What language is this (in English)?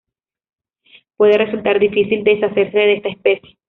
Spanish